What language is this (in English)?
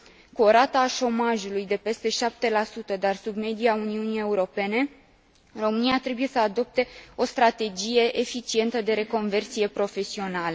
Romanian